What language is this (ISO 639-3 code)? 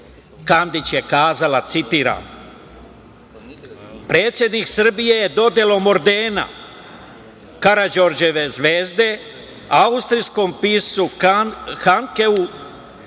srp